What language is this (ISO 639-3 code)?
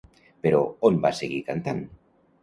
cat